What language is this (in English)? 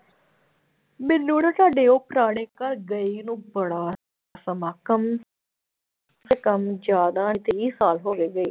Punjabi